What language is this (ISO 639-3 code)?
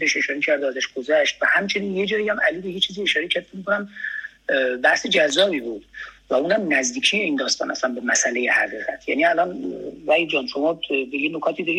fas